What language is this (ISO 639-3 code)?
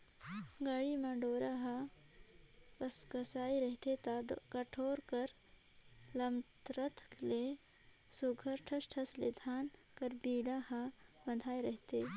hne